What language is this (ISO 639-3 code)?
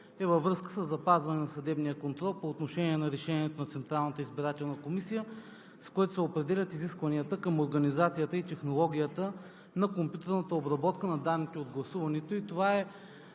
bul